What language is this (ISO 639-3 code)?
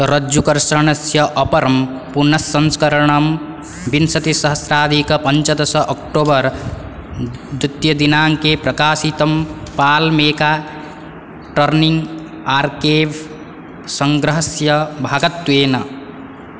san